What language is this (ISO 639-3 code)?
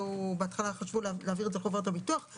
heb